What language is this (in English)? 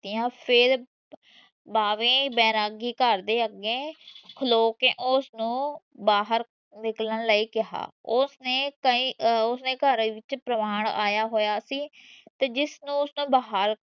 Punjabi